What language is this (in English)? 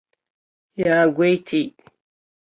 Abkhazian